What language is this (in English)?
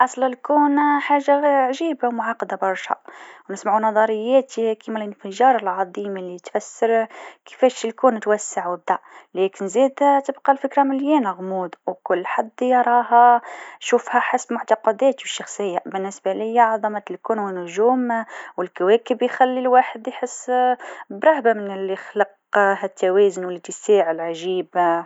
Tunisian Arabic